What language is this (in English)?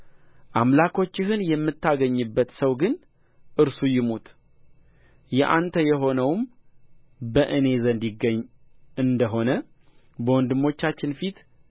Amharic